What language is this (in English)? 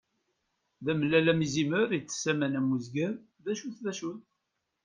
Kabyle